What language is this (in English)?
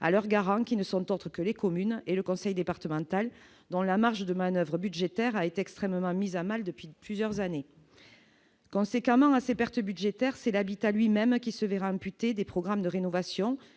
French